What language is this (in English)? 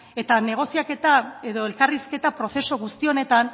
Basque